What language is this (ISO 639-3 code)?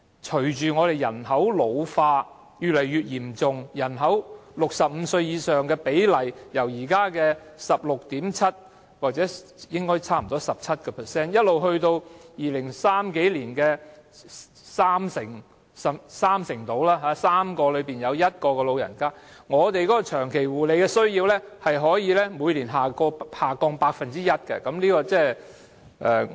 yue